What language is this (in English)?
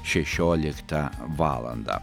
Lithuanian